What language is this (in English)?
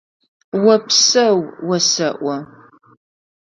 Adyghe